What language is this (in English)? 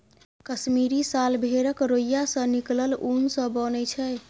Maithili